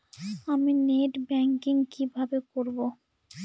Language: Bangla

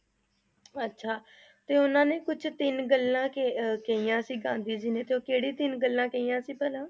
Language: Punjabi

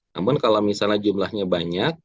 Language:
Indonesian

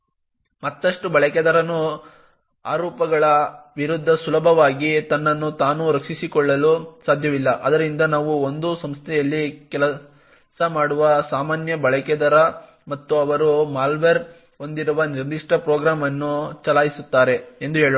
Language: Kannada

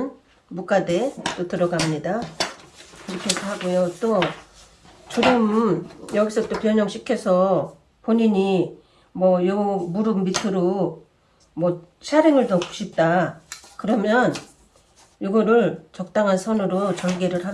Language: Korean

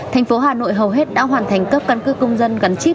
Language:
Vietnamese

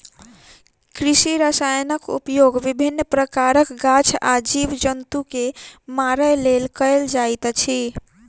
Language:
Maithili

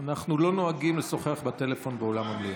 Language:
Hebrew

